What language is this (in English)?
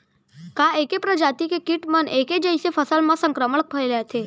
Chhattisgarhi